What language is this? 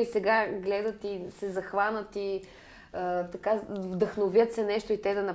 Bulgarian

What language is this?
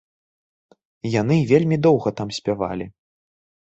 Belarusian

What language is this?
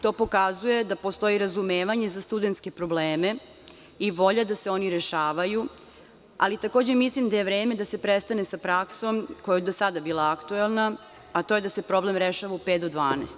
Serbian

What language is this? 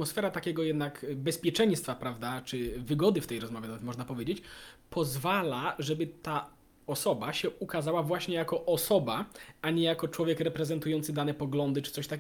Polish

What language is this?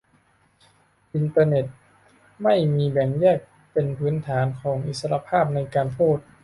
Thai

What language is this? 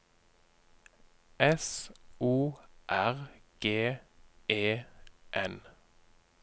Norwegian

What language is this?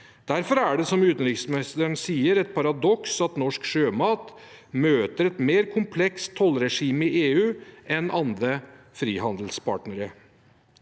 Norwegian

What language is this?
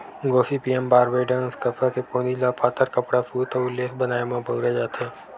Chhattisgarhi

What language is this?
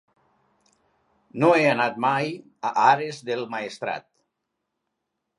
Catalan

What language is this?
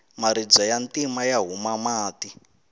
Tsonga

